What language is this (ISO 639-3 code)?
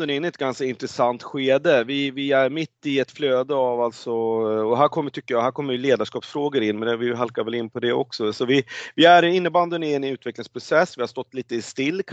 swe